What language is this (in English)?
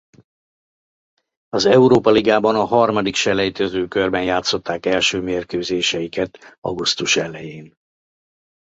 Hungarian